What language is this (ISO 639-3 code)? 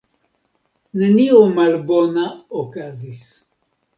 epo